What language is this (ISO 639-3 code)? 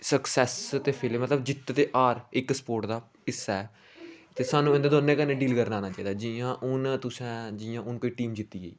doi